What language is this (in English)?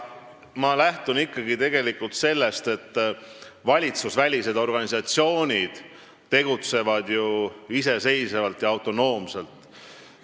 Estonian